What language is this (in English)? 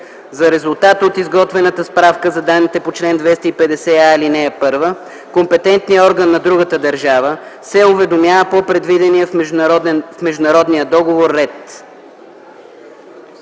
Bulgarian